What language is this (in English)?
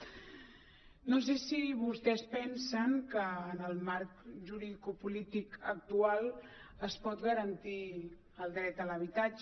Catalan